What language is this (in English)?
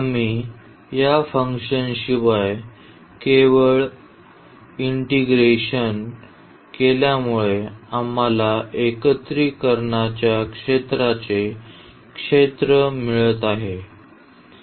Marathi